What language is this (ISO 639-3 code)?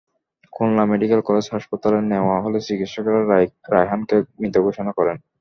ben